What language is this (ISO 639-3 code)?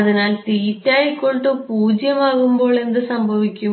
mal